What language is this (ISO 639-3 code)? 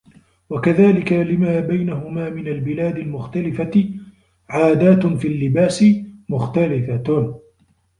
ara